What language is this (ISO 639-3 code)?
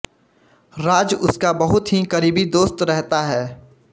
hin